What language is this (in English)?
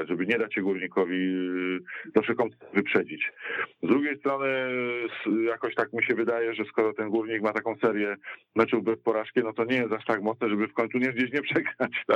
Polish